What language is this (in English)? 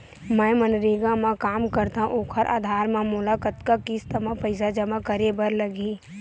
Chhattisgarhi